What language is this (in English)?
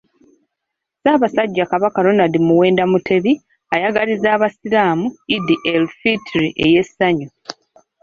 Ganda